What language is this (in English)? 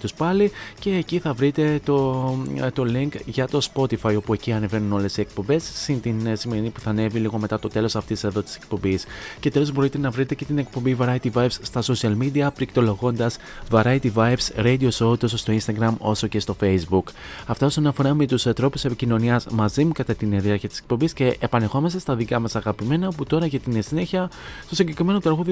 Greek